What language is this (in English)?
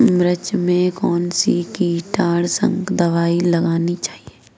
Hindi